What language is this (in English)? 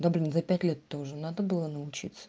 Russian